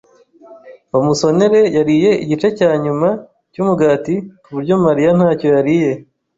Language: Kinyarwanda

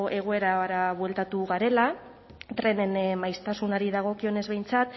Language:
Basque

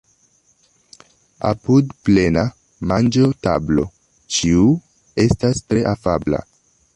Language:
Esperanto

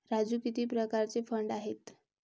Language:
Marathi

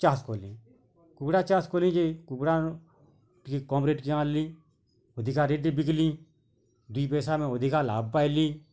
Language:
Odia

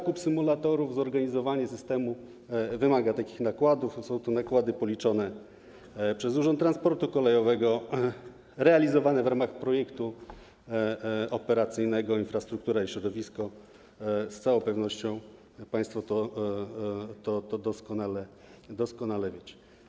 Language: Polish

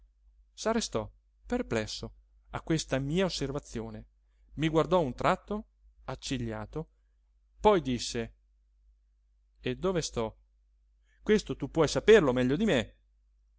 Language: Italian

